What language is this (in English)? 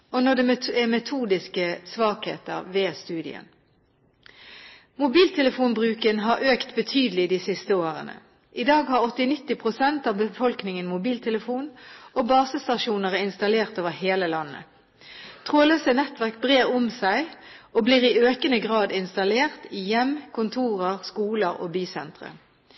Norwegian Bokmål